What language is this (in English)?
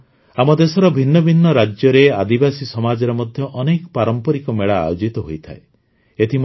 Odia